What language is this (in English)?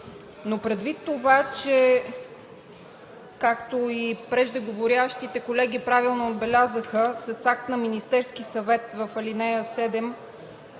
Bulgarian